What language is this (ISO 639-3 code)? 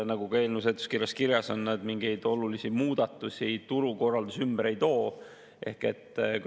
est